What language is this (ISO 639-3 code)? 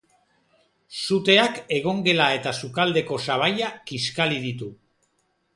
eus